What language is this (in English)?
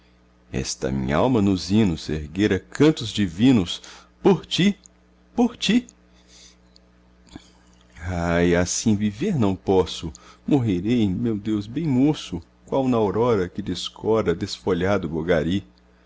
Portuguese